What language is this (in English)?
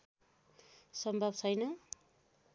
Nepali